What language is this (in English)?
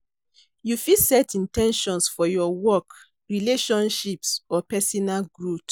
Nigerian Pidgin